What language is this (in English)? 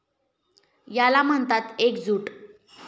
Marathi